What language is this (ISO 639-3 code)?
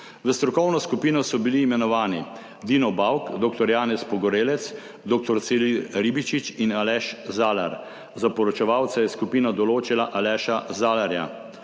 slv